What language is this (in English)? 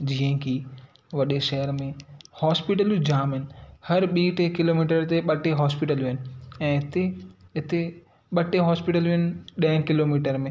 Sindhi